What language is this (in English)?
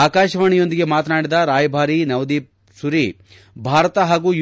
Kannada